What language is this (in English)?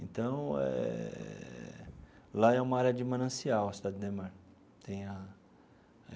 Portuguese